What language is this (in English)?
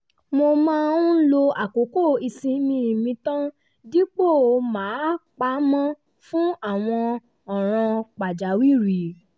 Yoruba